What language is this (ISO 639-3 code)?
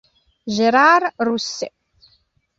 ita